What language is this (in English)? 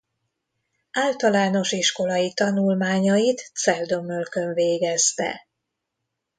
Hungarian